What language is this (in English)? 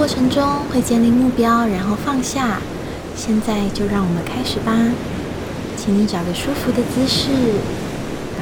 Chinese